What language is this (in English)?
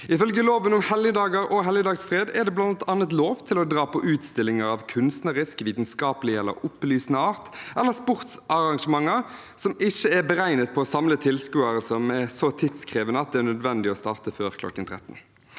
Norwegian